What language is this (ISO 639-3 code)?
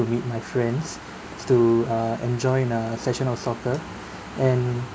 eng